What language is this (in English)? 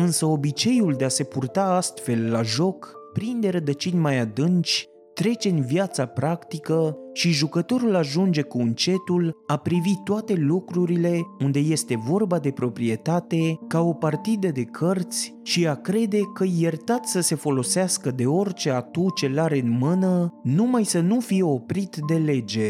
Romanian